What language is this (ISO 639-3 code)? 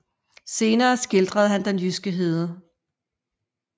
dan